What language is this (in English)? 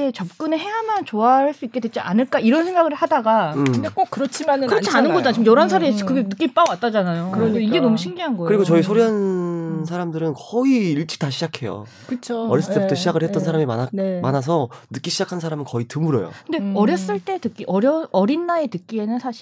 Korean